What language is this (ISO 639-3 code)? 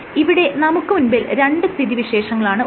mal